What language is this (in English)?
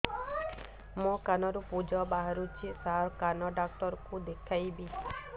Odia